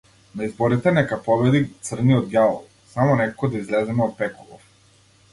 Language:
Macedonian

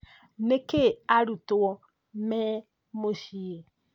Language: Kikuyu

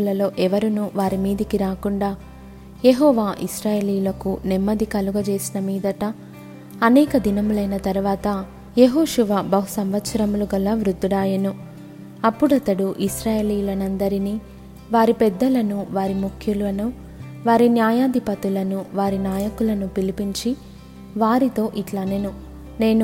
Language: Telugu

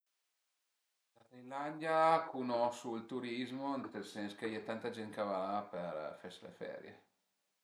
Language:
Piedmontese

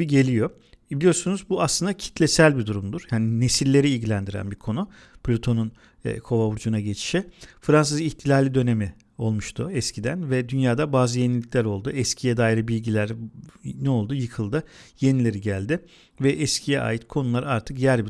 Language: Turkish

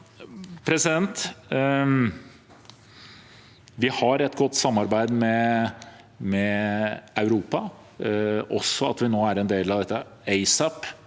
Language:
Norwegian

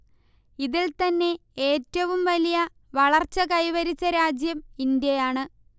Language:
Malayalam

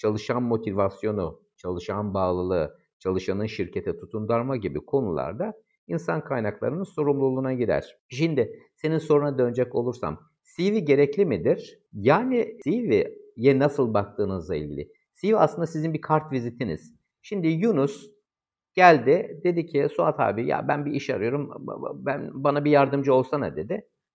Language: Turkish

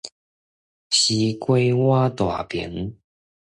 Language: Min Nan Chinese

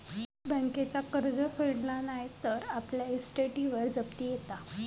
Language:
Marathi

